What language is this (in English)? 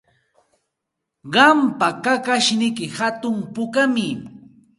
Santa Ana de Tusi Pasco Quechua